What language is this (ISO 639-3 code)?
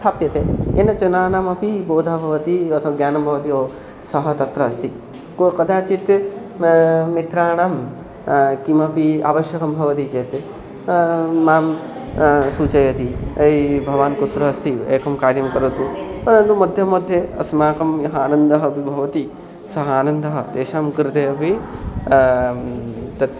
san